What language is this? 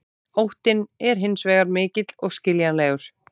Icelandic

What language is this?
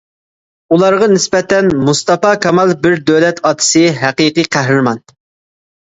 Uyghur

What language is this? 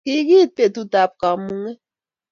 Kalenjin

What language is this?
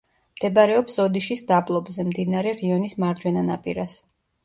Georgian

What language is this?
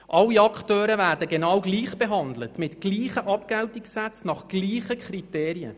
Swiss German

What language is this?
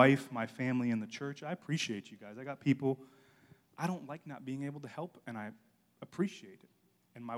English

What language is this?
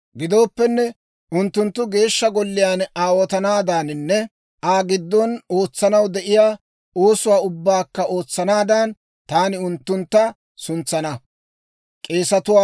Dawro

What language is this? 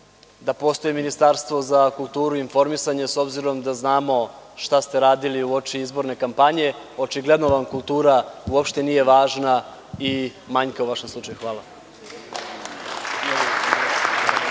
Serbian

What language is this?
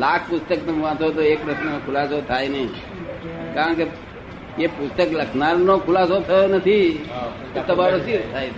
Gujarati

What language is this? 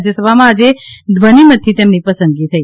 Gujarati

